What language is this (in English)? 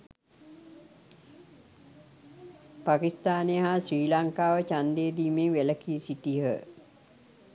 Sinhala